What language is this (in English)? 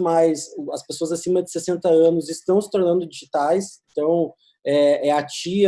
Portuguese